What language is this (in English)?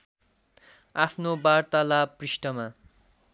Nepali